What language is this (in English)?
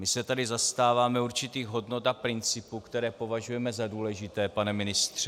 Czech